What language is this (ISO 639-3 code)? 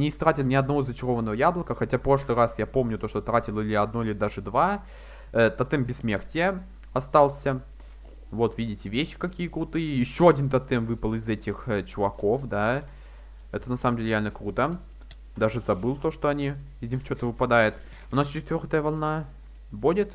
rus